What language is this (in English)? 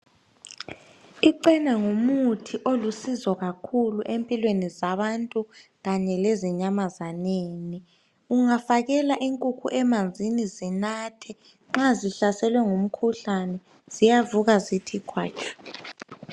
North Ndebele